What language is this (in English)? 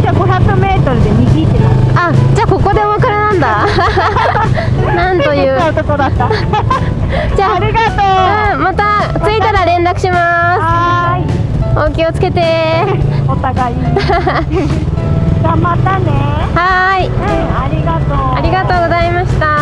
Japanese